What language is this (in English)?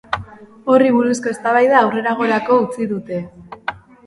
Basque